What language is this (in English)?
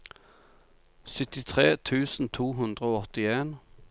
Norwegian